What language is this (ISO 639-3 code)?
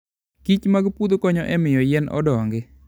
luo